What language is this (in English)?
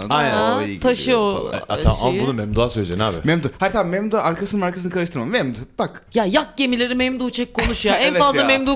Turkish